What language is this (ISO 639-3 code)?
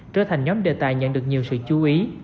vie